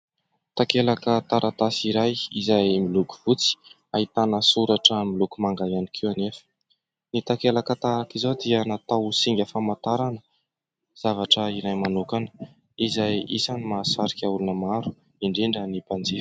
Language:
Malagasy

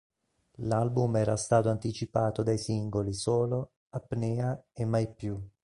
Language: Italian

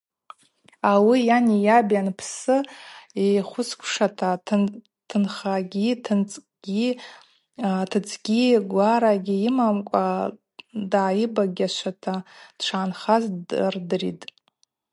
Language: Abaza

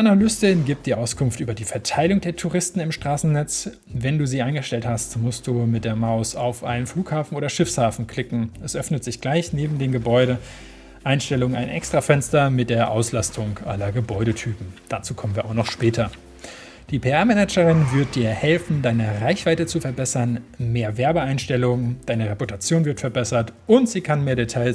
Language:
German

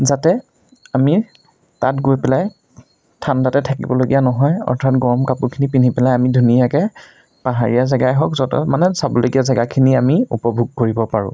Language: Assamese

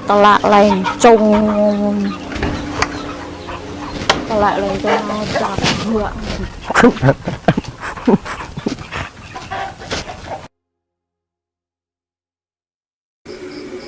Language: Indonesian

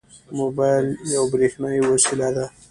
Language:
Pashto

